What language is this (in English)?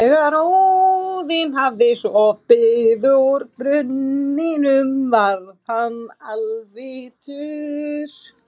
Icelandic